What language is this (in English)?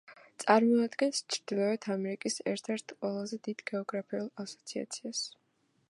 Georgian